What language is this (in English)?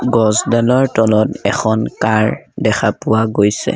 Assamese